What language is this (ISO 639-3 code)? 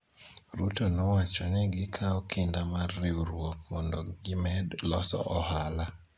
luo